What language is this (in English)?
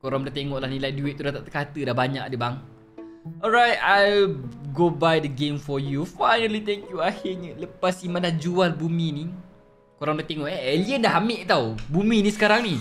Malay